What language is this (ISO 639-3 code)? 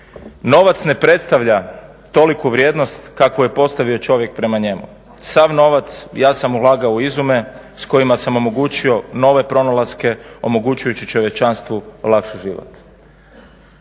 hrv